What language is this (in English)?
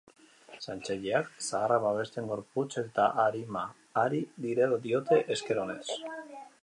Basque